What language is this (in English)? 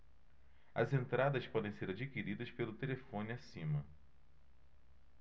Portuguese